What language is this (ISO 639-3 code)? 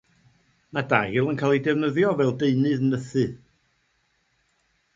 cym